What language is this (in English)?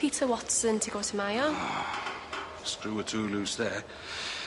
Welsh